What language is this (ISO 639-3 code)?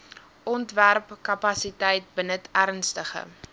afr